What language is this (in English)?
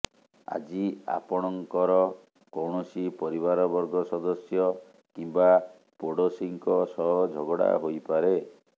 Odia